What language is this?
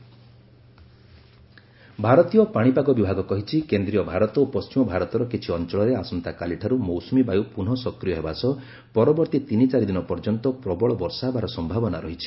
Odia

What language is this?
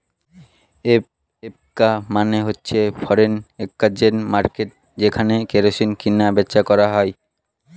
Bangla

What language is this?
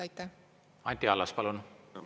Estonian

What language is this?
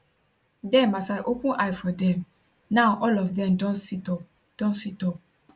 Nigerian Pidgin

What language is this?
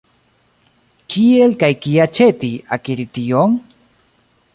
Esperanto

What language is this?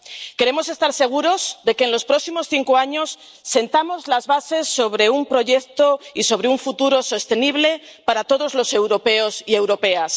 Spanish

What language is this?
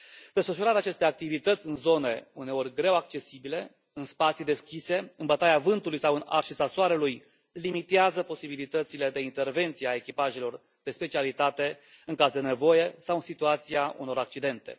Romanian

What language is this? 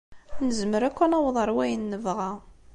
Kabyle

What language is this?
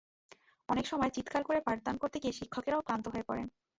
Bangla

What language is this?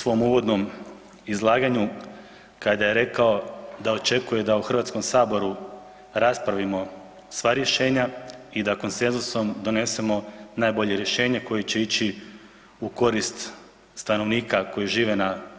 Croatian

